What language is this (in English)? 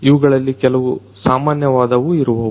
Kannada